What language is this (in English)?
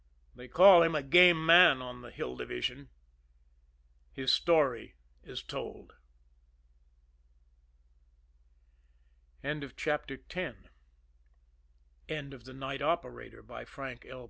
English